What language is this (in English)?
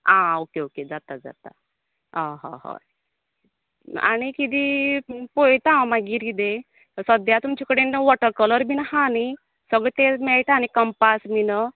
Konkani